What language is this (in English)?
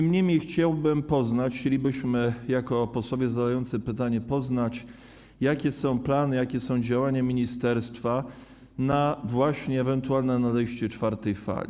Polish